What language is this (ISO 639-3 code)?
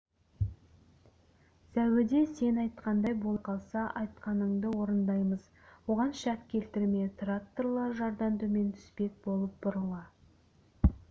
kaz